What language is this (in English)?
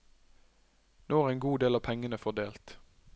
Norwegian